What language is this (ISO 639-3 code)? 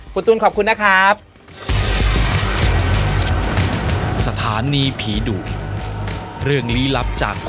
tha